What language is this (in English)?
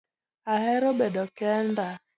Luo (Kenya and Tanzania)